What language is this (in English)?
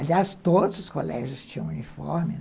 Portuguese